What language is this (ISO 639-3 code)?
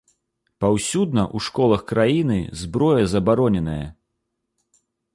bel